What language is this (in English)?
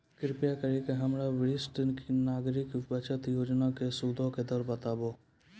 Maithili